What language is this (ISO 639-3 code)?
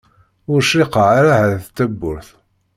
kab